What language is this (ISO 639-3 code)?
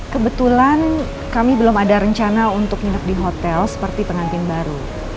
ind